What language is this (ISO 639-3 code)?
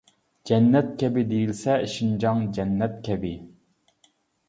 uig